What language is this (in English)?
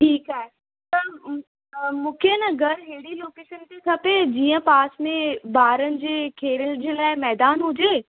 Sindhi